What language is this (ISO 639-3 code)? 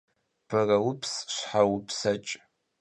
kbd